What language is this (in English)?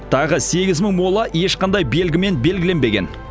Kazakh